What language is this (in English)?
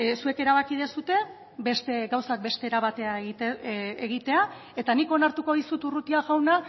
Basque